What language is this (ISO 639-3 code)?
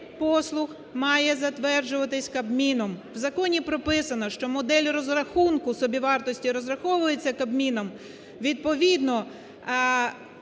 ukr